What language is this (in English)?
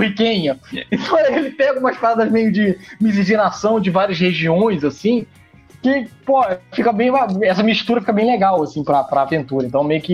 Portuguese